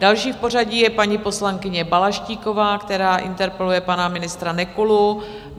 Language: Czech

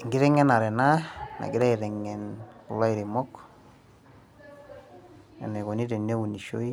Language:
Masai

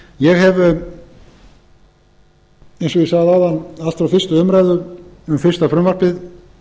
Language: Icelandic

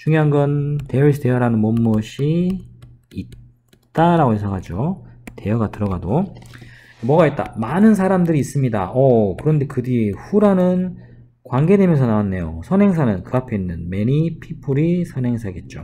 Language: Korean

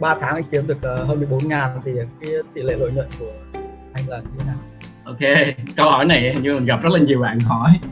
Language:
Vietnamese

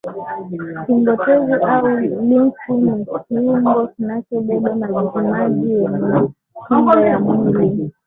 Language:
Swahili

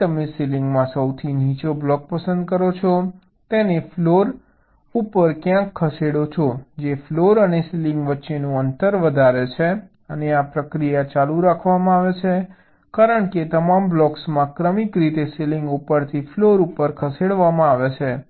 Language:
Gujarati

